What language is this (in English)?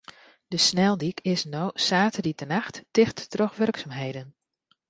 Western Frisian